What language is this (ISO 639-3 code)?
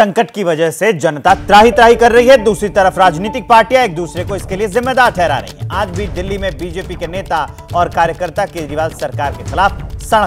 hin